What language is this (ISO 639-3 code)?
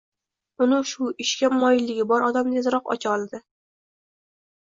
uzb